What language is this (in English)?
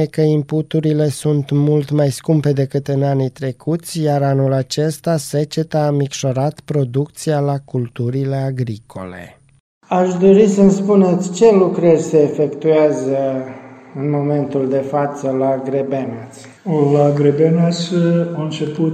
Romanian